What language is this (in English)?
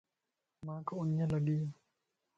Lasi